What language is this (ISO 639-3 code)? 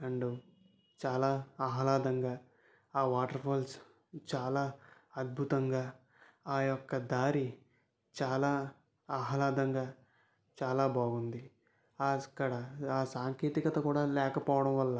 tel